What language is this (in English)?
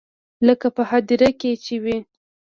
Pashto